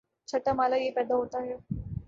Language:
Urdu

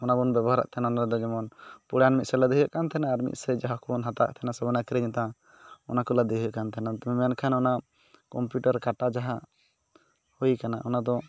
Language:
Santali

